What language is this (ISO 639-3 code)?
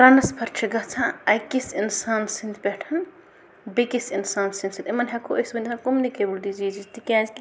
kas